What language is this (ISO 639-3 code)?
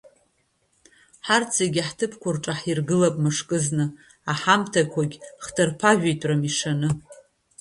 abk